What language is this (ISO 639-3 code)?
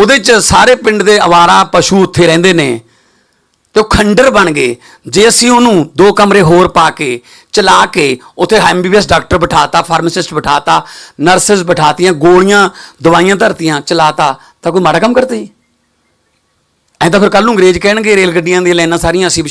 hin